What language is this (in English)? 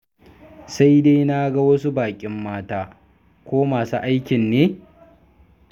Hausa